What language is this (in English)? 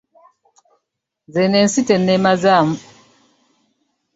Ganda